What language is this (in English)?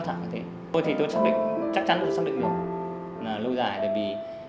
Vietnamese